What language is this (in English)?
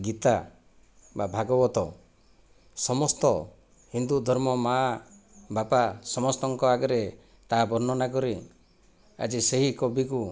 Odia